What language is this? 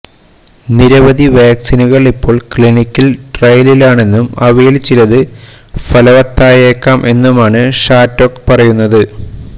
Malayalam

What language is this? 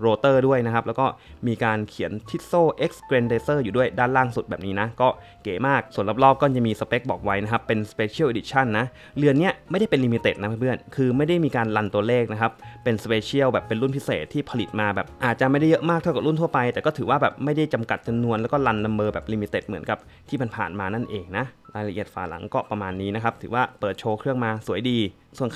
Thai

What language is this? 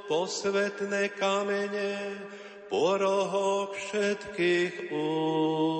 Slovak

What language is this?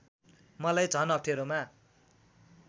Nepali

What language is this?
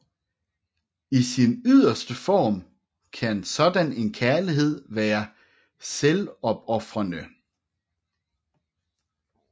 Danish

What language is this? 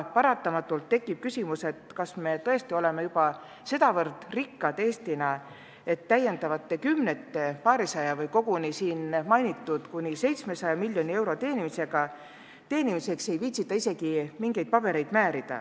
Estonian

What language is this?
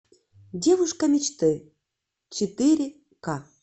Russian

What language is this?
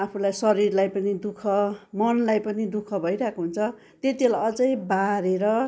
Nepali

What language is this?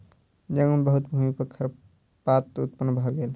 Maithili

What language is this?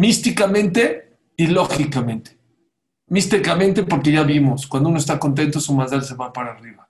Spanish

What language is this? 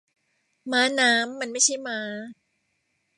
Thai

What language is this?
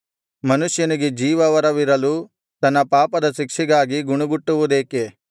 Kannada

